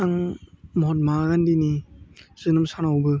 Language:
Bodo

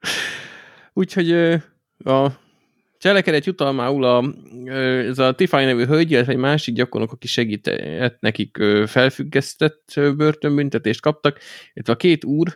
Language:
Hungarian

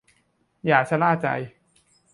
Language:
Thai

